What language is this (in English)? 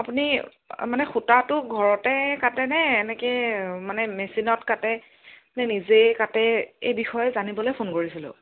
Assamese